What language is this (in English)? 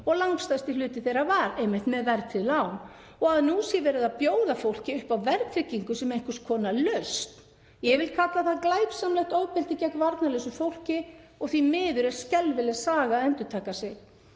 Icelandic